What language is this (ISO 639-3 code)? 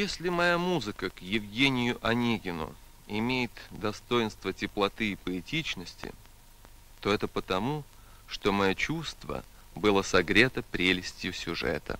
rus